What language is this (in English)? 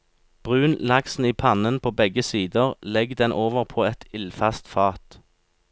Norwegian